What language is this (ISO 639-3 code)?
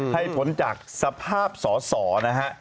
tha